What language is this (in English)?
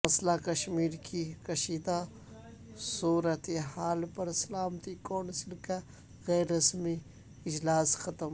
Urdu